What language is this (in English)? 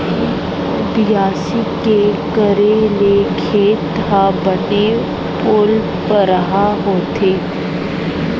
Chhattisgarhi